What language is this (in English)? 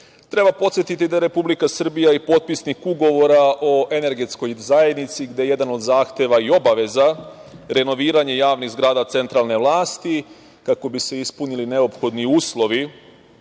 Serbian